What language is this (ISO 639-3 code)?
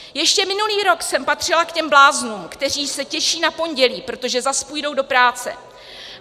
ces